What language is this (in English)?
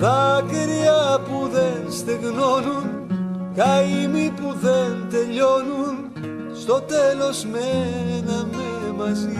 Greek